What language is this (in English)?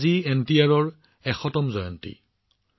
Assamese